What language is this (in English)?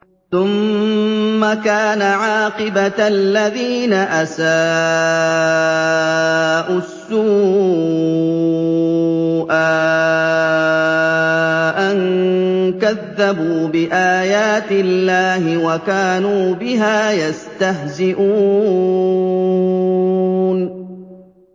Arabic